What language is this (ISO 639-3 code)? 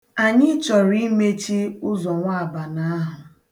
ibo